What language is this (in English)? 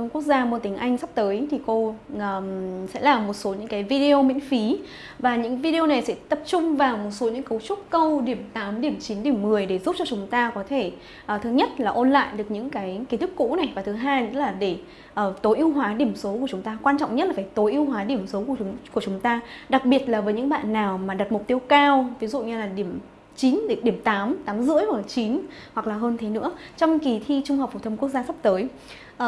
Vietnamese